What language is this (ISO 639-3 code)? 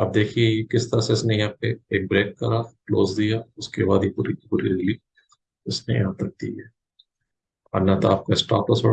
hin